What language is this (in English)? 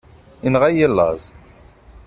Kabyle